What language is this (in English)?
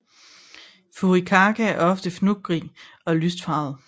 Danish